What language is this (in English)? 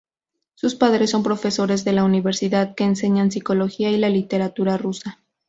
Spanish